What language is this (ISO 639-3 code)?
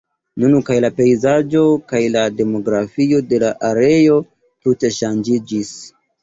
epo